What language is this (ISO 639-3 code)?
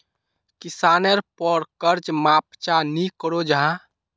mag